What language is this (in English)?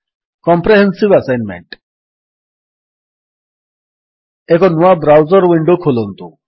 Odia